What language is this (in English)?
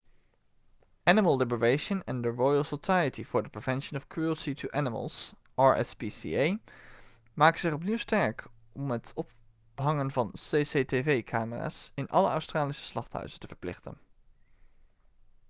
Dutch